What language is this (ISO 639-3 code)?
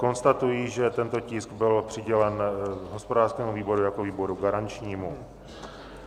ces